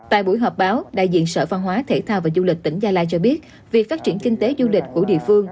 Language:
Vietnamese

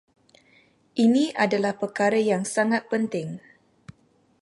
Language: Malay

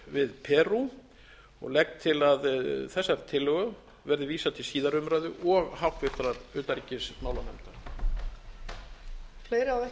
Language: Icelandic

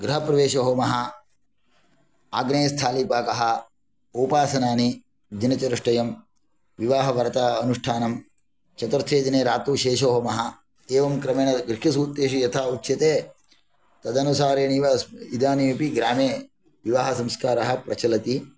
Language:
Sanskrit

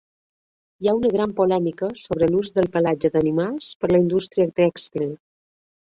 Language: Catalan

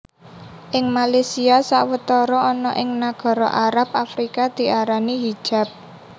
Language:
Javanese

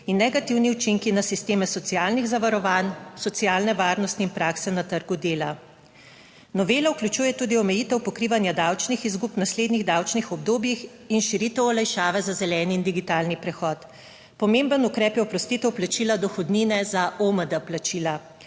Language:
Slovenian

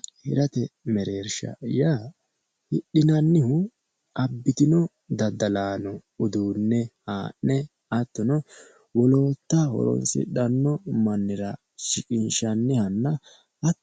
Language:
Sidamo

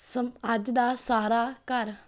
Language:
Punjabi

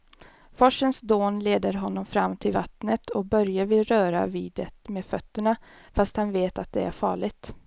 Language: Swedish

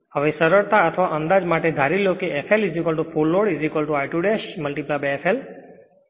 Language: Gujarati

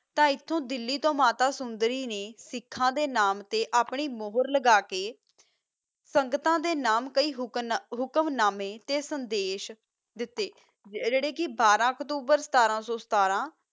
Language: Punjabi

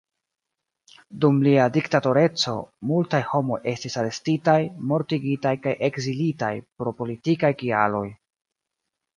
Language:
Esperanto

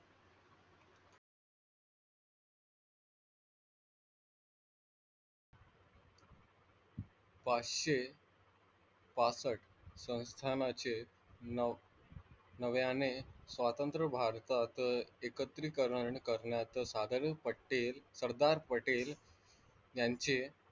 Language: Marathi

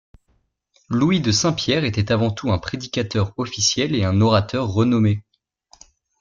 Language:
French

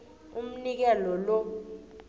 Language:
South Ndebele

